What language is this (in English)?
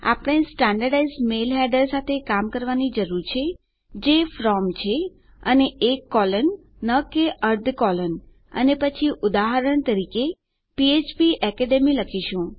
Gujarati